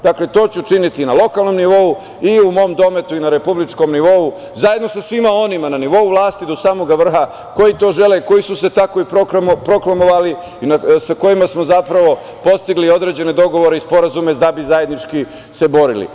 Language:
Serbian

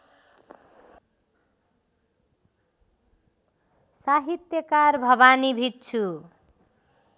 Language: Nepali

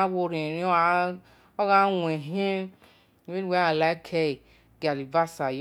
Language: Esan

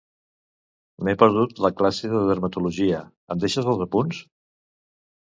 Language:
Catalan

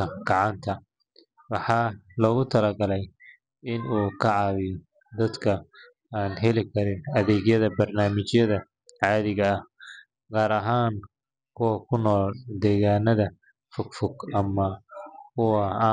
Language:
Somali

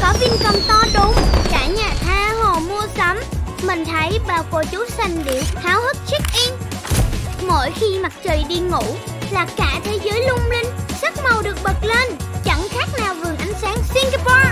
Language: Vietnamese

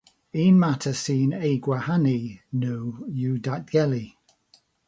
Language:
Welsh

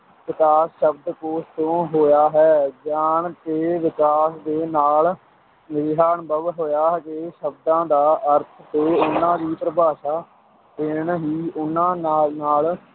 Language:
Punjabi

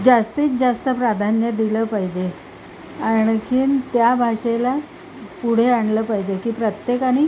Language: Marathi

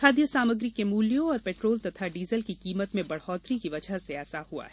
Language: Hindi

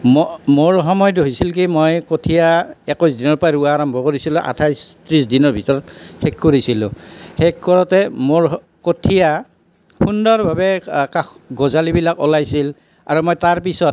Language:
Assamese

